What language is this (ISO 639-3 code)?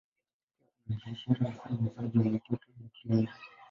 swa